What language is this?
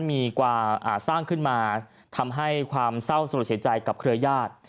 Thai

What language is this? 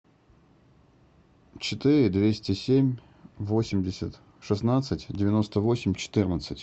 Russian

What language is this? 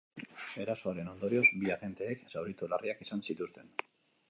Basque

